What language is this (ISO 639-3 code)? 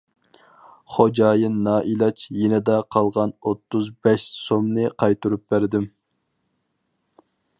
uig